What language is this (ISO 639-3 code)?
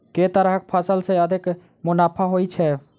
mai